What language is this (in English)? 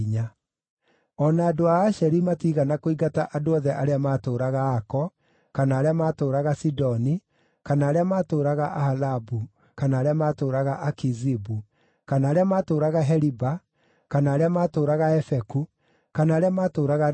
Kikuyu